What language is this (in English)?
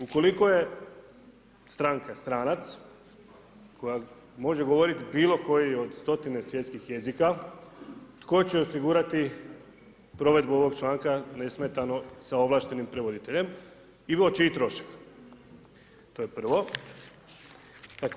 Croatian